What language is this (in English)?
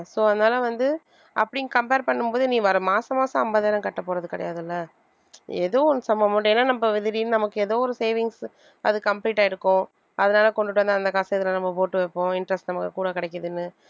Tamil